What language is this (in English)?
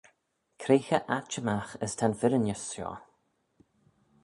Manx